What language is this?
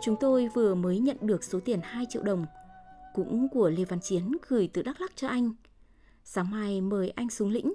Vietnamese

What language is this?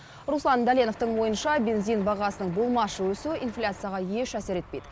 Kazakh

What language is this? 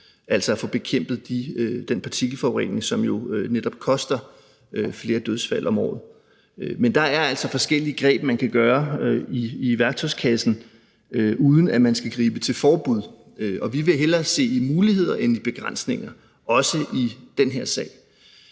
Danish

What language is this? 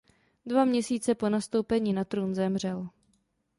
Czech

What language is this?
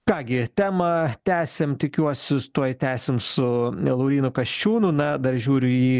Lithuanian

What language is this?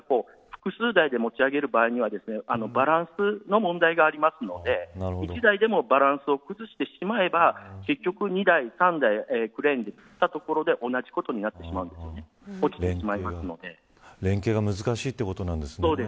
Japanese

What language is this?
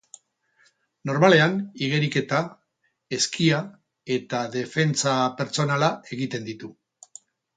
Basque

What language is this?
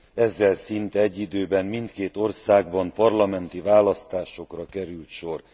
Hungarian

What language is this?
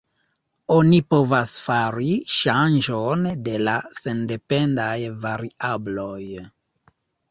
Esperanto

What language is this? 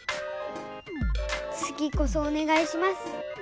Japanese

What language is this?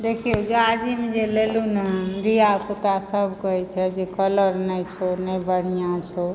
Maithili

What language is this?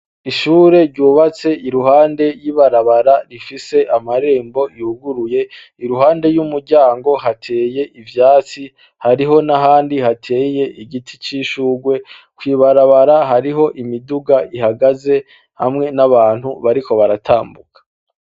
Rundi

